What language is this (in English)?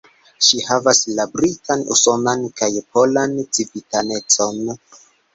Esperanto